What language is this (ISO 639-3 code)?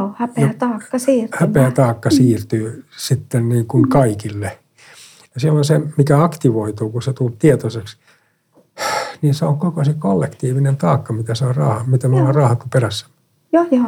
fin